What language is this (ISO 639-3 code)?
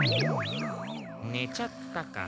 jpn